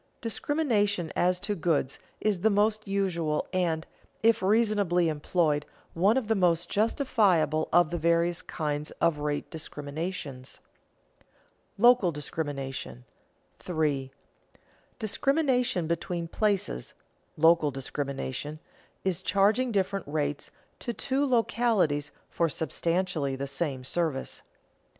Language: English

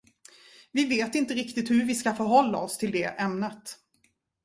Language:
Swedish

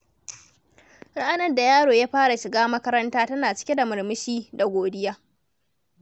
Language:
Hausa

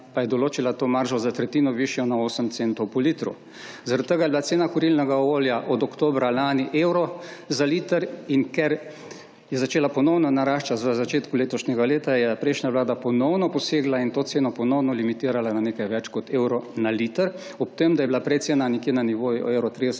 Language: Slovenian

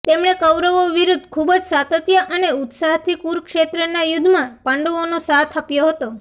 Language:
Gujarati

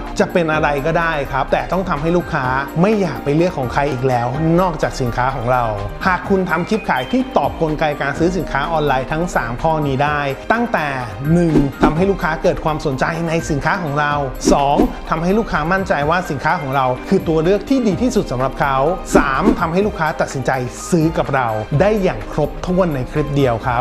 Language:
Thai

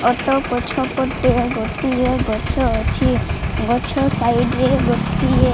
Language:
Odia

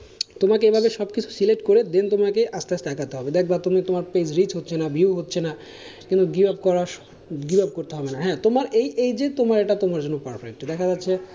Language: Bangla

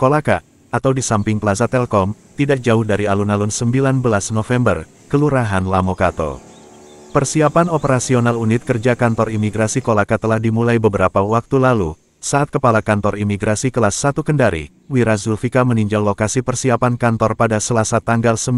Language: Indonesian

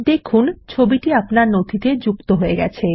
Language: Bangla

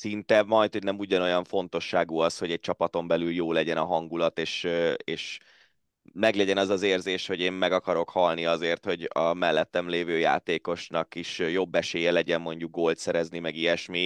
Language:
Hungarian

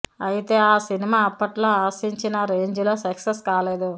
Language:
Telugu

